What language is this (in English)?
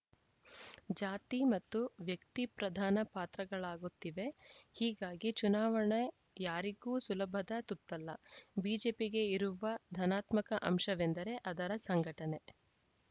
Kannada